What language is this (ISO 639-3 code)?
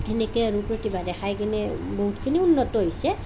asm